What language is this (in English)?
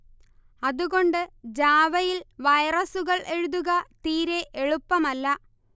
Malayalam